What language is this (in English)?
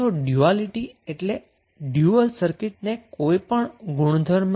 Gujarati